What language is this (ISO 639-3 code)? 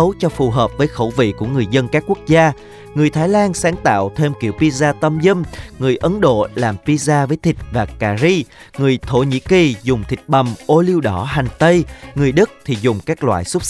vie